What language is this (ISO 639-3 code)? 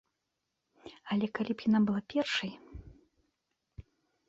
bel